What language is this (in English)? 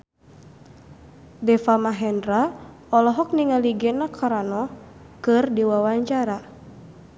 Sundanese